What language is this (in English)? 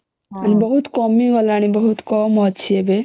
Odia